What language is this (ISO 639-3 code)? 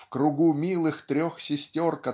rus